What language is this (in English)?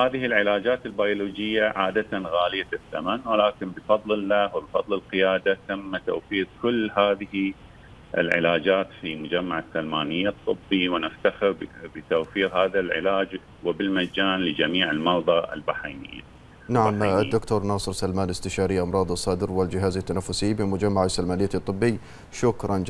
Arabic